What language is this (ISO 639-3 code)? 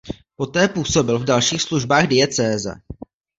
ces